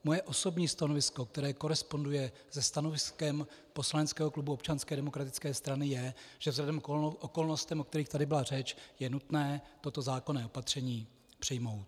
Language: Czech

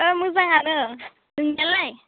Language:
Bodo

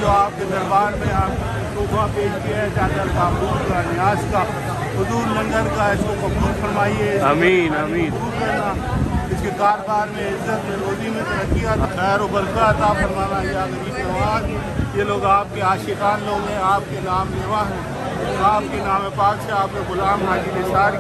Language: Romanian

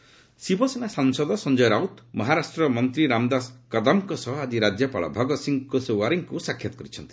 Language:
Odia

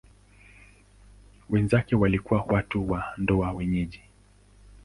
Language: Swahili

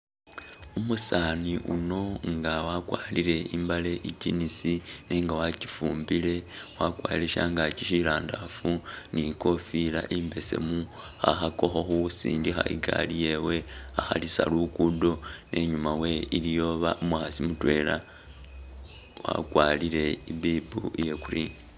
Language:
Masaaba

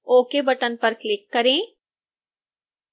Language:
Hindi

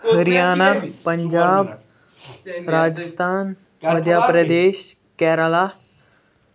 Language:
Kashmiri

